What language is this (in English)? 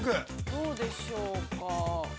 Japanese